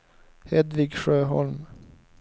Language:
Swedish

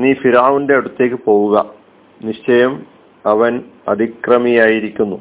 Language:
Malayalam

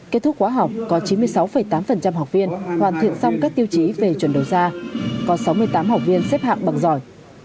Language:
Vietnamese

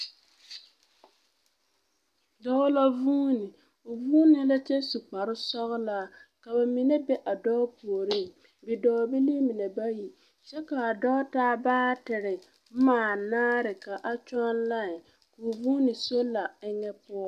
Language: Southern Dagaare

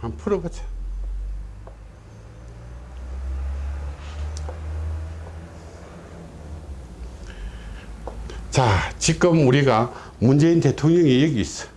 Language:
Korean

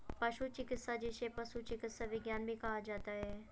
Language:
Hindi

